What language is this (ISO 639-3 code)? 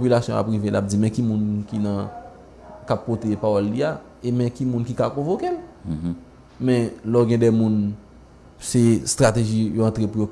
fra